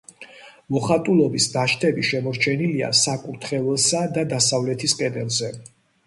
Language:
Georgian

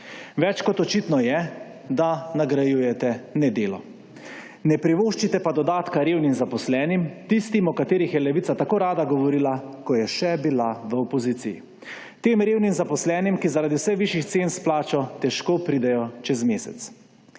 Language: Slovenian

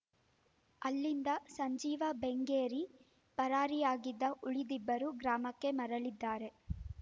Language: Kannada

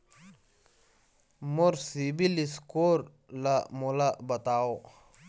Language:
Chhattisgarhi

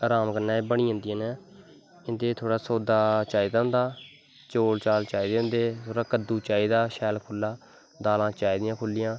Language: Dogri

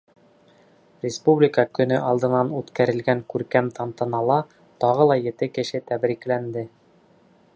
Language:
Bashkir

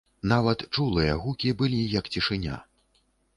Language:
Belarusian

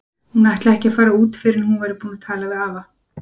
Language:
Icelandic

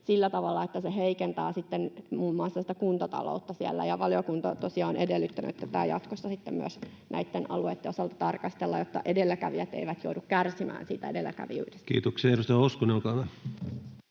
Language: Finnish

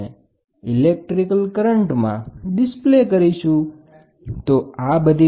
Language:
Gujarati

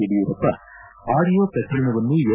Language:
Kannada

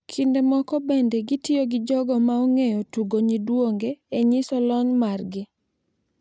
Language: Luo (Kenya and Tanzania)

